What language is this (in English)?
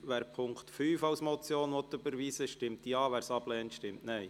Swiss German